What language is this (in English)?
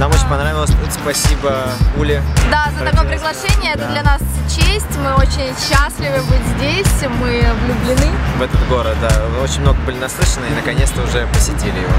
Russian